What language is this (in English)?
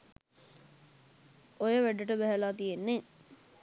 Sinhala